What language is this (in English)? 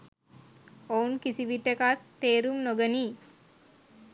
Sinhala